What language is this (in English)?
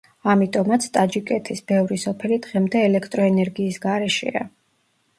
Georgian